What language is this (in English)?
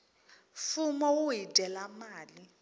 Tsonga